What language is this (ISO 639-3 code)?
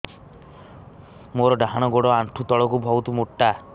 ori